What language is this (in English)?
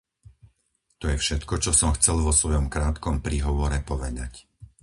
Slovak